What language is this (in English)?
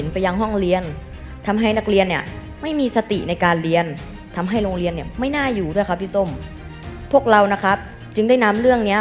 Thai